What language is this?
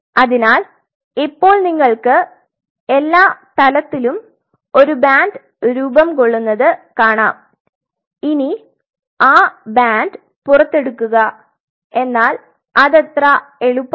Malayalam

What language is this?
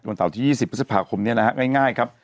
Thai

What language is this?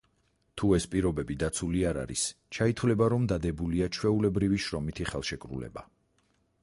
Georgian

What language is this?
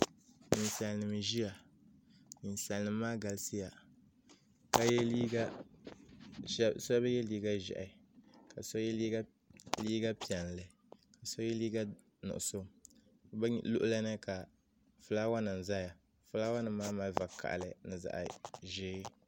Dagbani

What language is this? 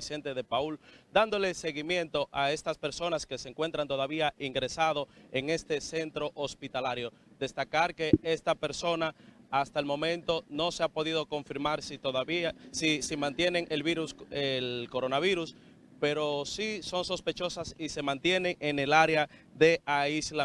Spanish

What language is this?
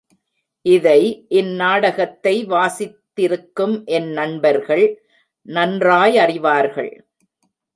Tamil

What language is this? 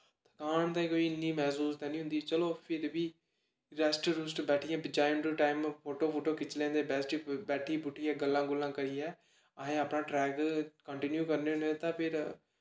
Dogri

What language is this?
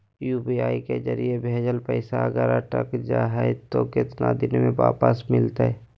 Magahi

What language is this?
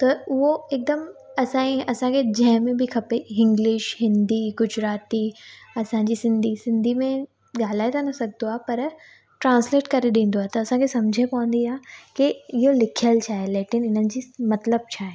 Sindhi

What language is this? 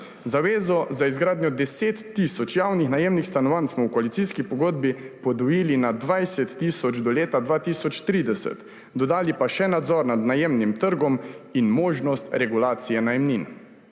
Slovenian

